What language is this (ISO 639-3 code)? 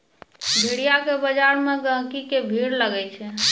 mai